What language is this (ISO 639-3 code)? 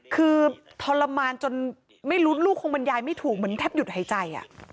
tha